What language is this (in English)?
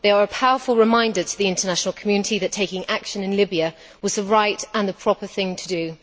English